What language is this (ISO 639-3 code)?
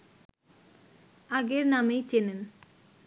ben